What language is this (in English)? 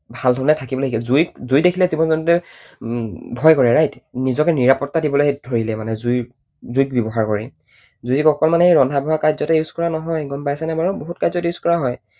Assamese